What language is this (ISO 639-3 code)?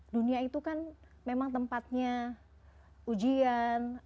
ind